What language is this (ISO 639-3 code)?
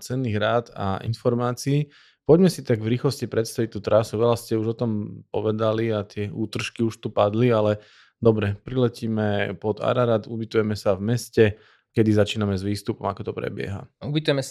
slk